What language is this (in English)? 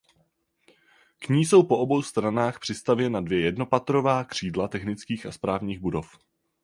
Czech